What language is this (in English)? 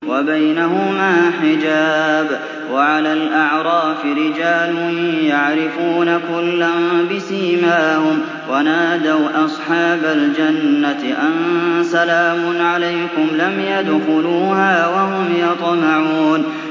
Arabic